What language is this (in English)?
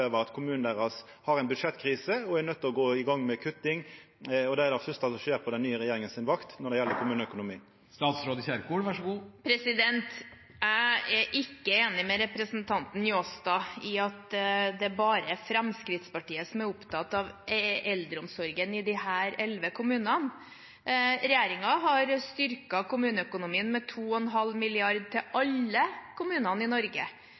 Norwegian